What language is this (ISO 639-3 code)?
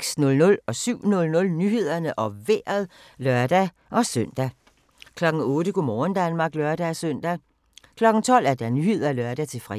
dan